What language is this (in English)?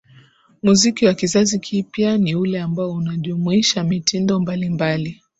Swahili